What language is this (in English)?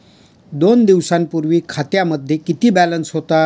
Marathi